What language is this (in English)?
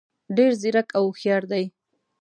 Pashto